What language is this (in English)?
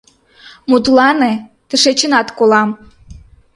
Mari